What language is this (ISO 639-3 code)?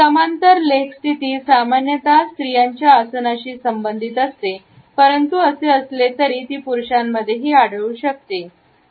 mar